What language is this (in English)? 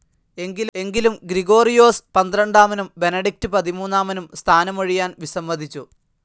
Malayalam